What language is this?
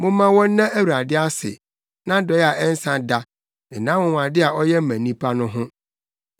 Akan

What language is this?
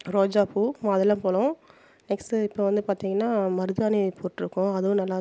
Tamil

